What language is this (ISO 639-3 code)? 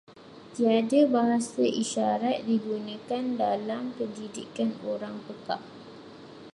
msa